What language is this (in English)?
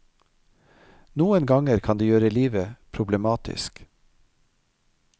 Norwegian